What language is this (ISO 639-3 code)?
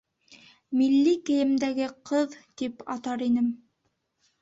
bak